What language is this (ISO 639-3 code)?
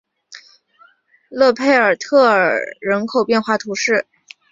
zho